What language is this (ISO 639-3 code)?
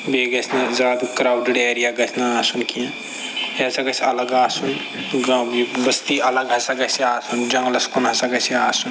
kas